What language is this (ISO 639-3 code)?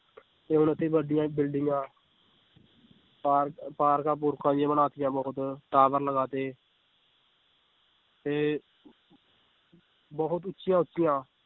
pan